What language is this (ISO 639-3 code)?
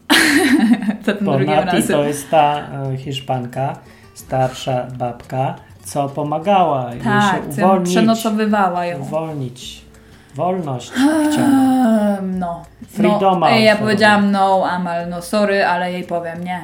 pol